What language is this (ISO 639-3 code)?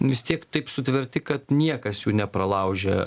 lit